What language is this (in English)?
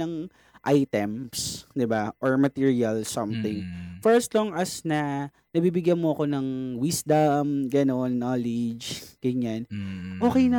Filipino